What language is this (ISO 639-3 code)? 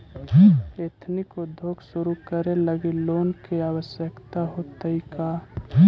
mag